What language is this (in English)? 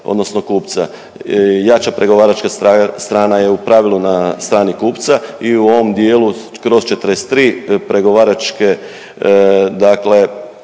Croatian